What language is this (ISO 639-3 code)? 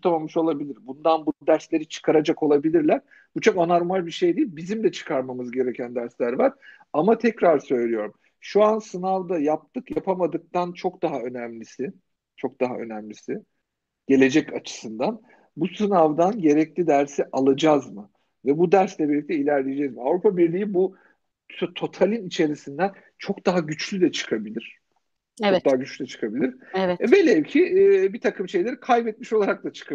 tur